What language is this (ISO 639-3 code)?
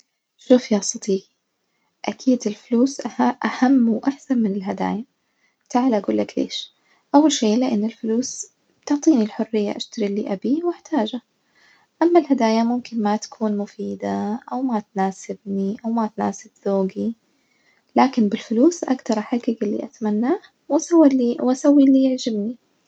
ars